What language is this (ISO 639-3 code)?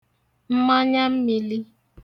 ibo